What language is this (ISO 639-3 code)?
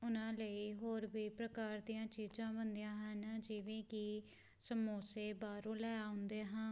pan